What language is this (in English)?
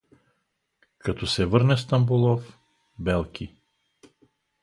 Bulgarian